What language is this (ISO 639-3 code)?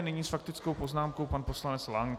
ces